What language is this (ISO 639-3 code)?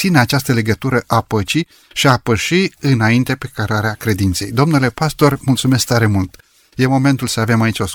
ron